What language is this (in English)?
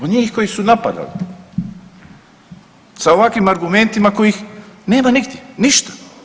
Croatian